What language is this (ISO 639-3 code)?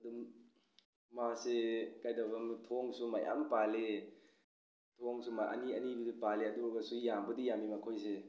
mni